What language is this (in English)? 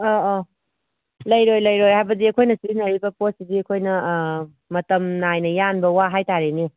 Manipuri